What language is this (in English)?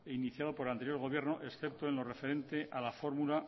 Spanish